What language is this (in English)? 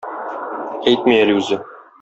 Tatar